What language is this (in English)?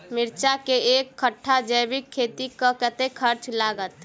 Maithili